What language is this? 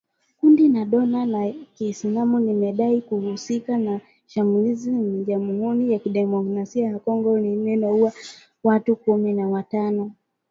Swahili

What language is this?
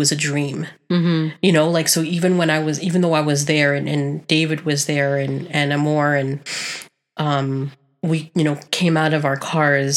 English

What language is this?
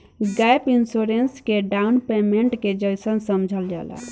Bhojpuri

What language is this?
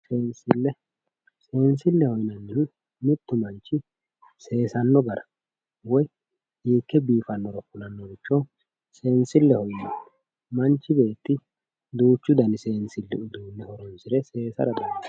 Sidamo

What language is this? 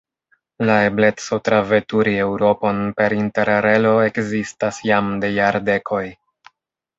Esperanto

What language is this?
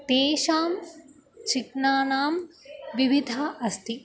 Sanskrit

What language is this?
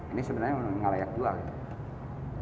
Indonesian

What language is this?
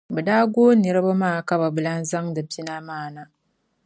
Dagbani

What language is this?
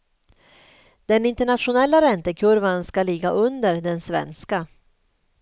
Swedish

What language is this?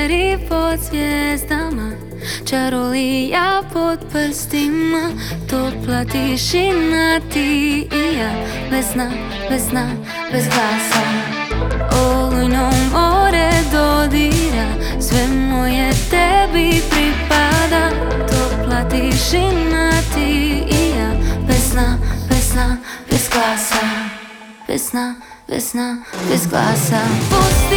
Croatian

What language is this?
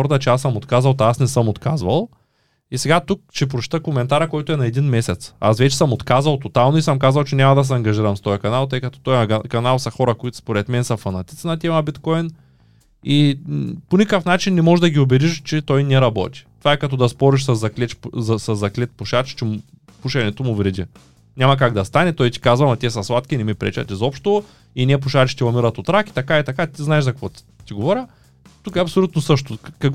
Bulgarian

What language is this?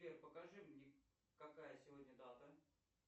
Russian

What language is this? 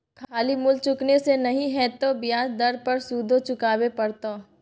Maithili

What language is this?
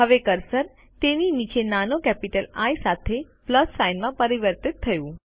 Gujarati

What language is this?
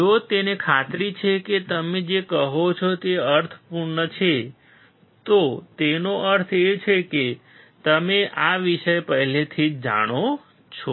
Gujarati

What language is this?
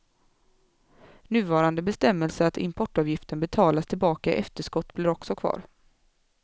Swedish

